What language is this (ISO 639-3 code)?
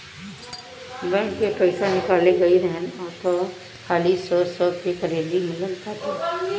bho